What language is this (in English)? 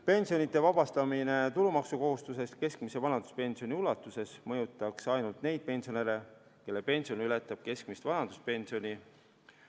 Estonian